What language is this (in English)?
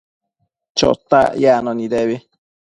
Matsés